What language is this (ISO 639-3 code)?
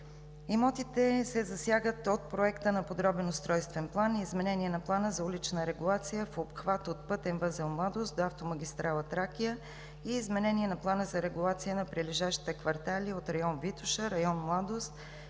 bul